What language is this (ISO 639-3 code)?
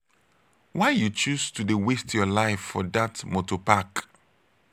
pcm